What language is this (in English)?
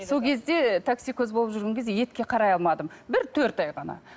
Kazakh